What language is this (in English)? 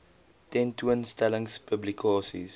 Afrikaans